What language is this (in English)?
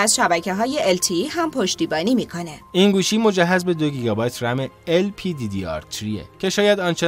Persian